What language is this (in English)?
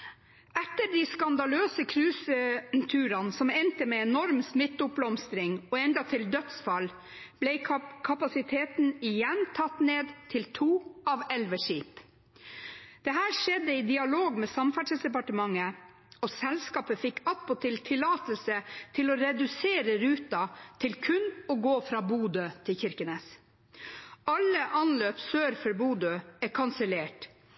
Norwegian Bokmål